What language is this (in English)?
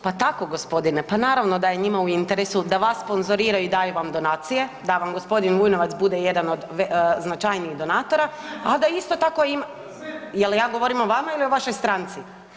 Croatian